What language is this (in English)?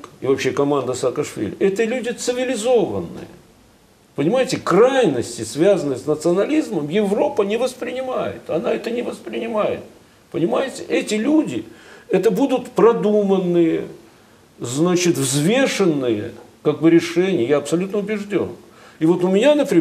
Russian